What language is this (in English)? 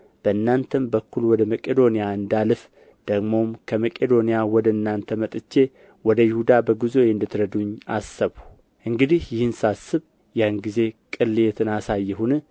Amharic